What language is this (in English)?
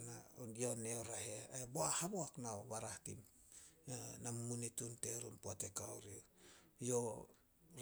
Solos